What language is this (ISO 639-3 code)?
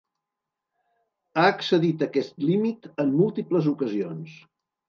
cat